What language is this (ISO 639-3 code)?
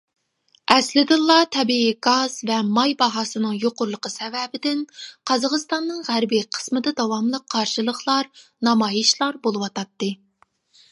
uig